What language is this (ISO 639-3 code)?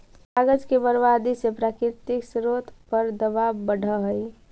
mag